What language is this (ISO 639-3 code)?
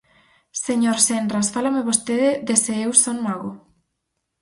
glg